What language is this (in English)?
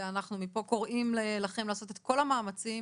Hebrew